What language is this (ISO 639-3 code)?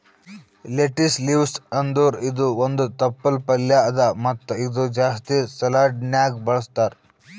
kan